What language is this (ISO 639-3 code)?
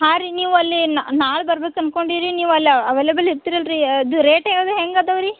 kan